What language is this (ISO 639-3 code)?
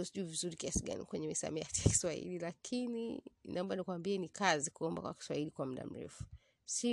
swa